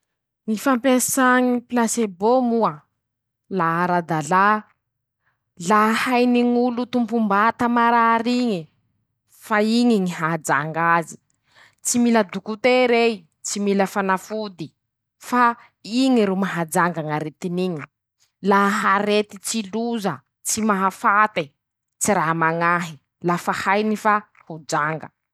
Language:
Masikoro Malagasy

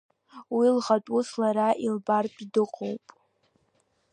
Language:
Abkhazian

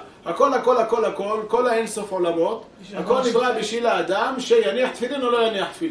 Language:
Hebrew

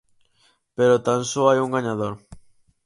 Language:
Galician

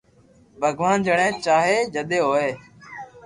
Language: Loarki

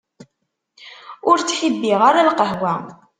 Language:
Kabyle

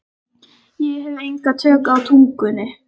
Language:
Icelandic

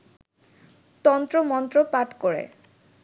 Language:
Bangla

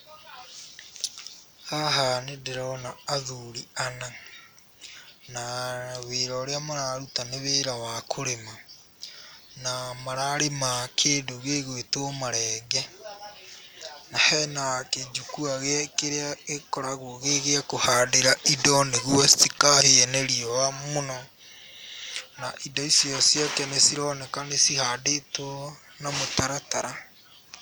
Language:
Kikuyu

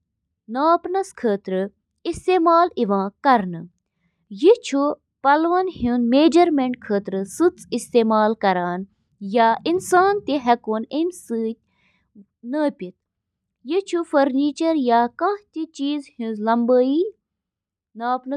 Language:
Kashmiri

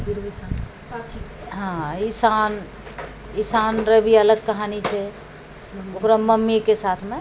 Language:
Maithili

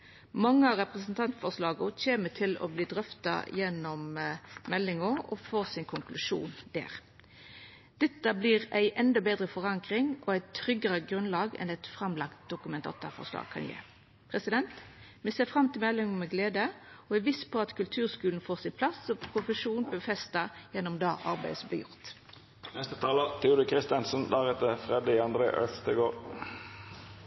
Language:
Norwegian Nynorsk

